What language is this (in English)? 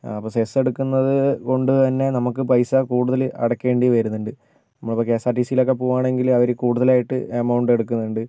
Malayalam